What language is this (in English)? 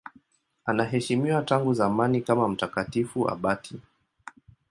Swahili